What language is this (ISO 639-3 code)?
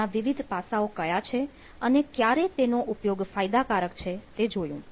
guj